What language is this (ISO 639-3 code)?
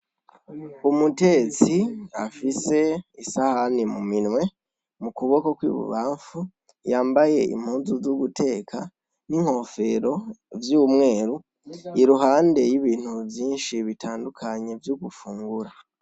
run